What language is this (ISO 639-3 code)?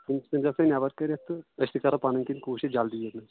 kas